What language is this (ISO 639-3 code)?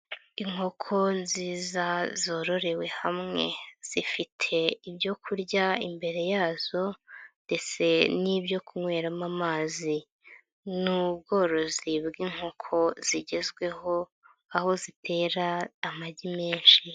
kin